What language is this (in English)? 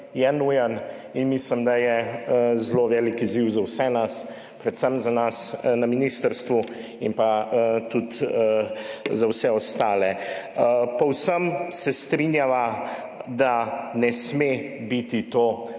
Slovenian